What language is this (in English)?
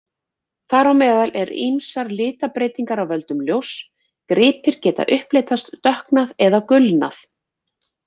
Icelandic